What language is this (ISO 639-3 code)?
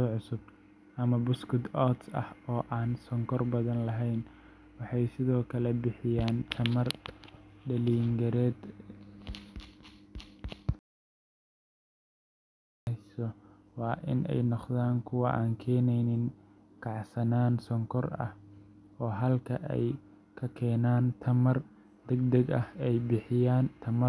som